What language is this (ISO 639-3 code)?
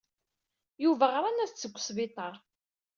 kab